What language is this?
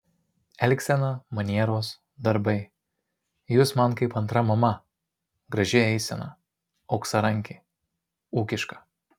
Lithuanian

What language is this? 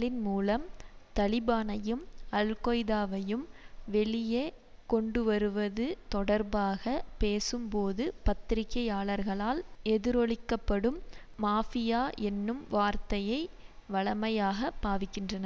Tamil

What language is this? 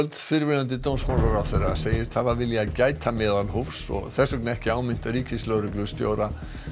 Icelandic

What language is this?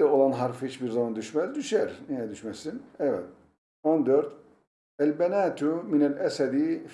Turkish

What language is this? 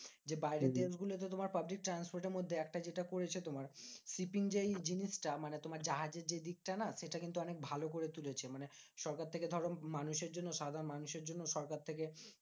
Bangla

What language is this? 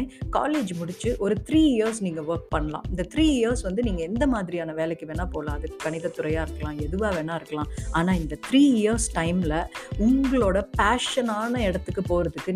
Tamil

